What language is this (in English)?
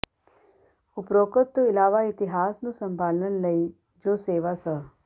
Punjabi